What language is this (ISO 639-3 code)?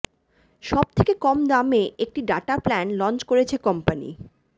ben